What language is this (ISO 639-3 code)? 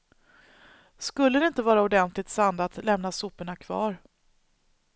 swe